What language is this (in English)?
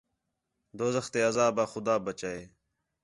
Khetrani